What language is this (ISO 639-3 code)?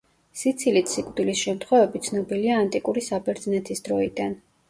kat